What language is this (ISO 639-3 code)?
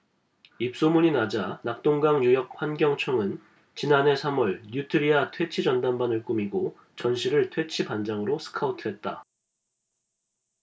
kor